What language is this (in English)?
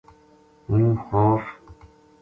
Gujari